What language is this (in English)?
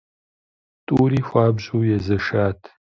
Kabardian